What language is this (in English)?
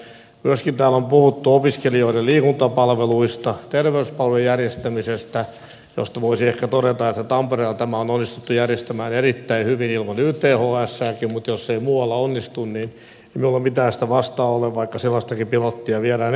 Finnish